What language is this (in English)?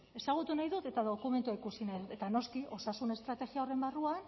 Basque